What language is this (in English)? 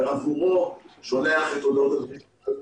Hebrew